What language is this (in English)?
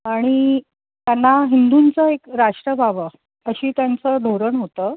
Marathi